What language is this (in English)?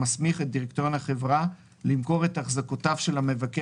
Hebrew